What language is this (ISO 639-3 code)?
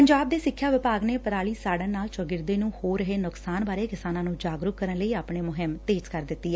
pan